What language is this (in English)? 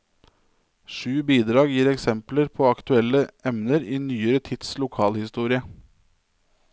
Norwegian